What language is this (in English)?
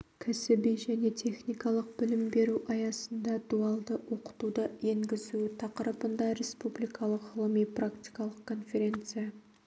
Kazakh